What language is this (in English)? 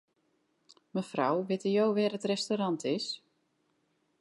Western Frisian